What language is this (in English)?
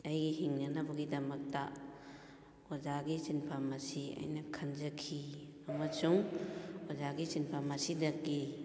Manipuri